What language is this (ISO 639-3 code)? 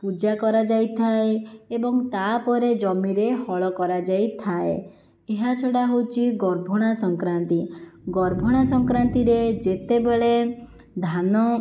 ori